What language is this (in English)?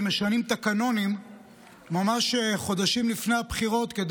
Hebrew